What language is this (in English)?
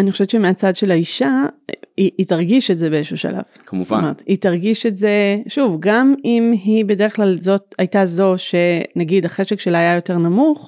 Hebrew